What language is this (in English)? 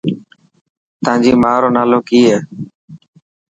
Dhatki